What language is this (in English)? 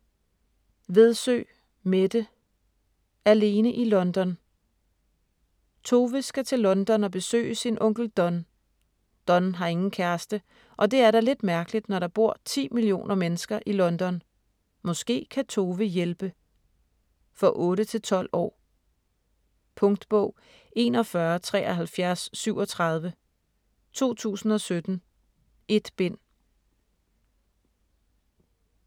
Danish